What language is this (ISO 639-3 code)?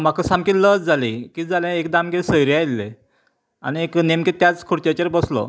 kok